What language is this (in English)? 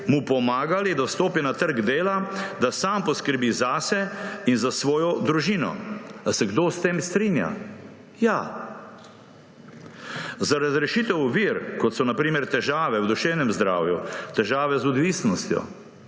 Slovenian